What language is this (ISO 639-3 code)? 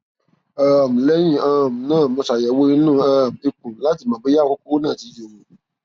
yor